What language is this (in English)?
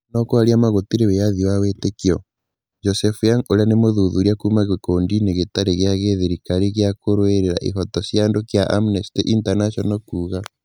Kikuyu